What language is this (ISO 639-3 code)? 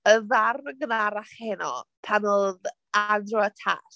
cym